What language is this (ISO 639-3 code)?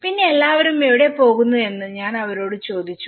mal